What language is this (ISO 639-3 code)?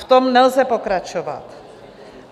ces